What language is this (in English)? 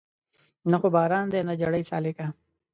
Pashto